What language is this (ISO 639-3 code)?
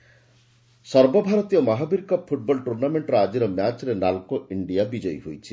ori